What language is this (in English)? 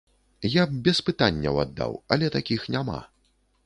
Belarusian